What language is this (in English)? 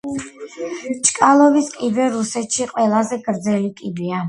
Georgian